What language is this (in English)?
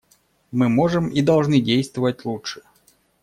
Russian